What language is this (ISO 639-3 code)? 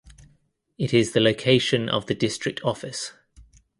eng